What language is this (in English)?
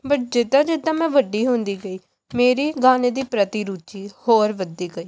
Punjabi